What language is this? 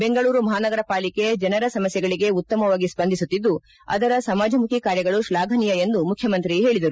Kannada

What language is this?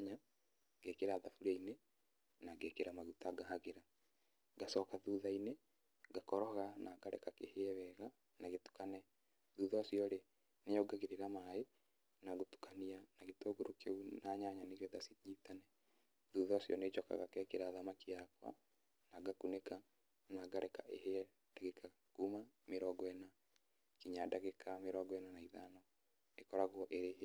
Kikuyu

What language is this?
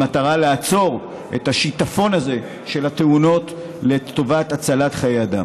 Hebrew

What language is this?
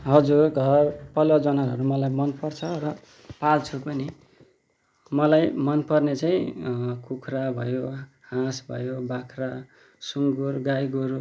Nepali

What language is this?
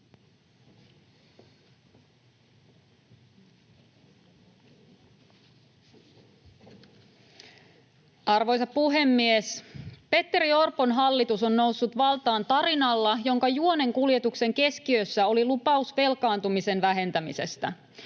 Finnish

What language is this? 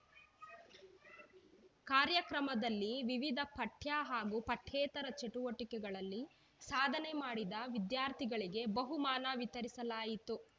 Kannada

